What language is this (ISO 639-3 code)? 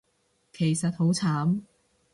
yue